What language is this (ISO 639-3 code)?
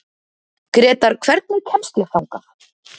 isl